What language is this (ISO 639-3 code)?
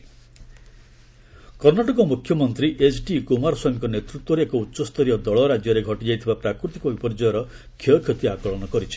ori